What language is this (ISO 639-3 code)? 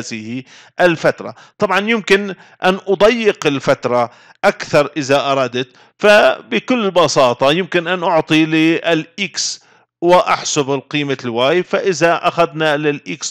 ara